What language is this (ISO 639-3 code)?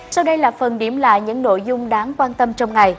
vie